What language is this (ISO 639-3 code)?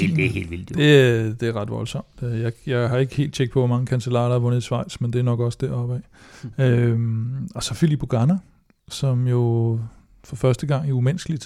dan